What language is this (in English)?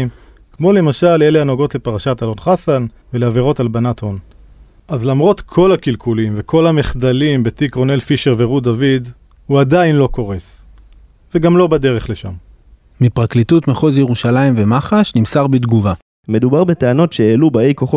Hebrew